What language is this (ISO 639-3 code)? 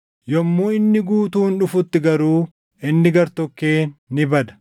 orm